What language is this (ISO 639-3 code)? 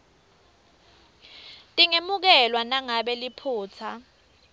ssw